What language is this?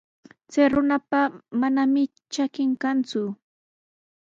Sihuas Ancash Quechua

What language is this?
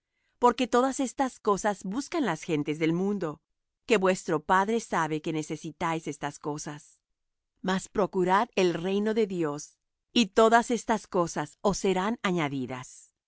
Spanish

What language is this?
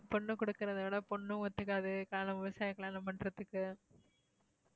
Tamil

